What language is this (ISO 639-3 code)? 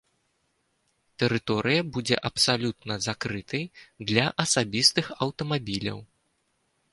bel